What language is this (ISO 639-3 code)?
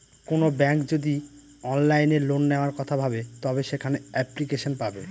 ben